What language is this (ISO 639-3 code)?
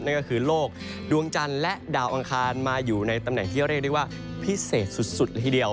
tha